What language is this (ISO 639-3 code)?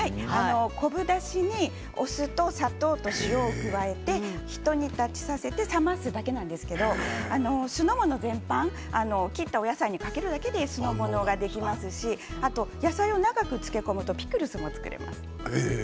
jpn